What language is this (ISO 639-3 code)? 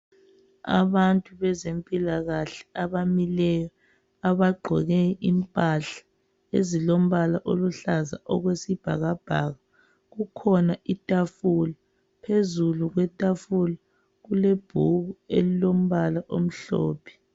nde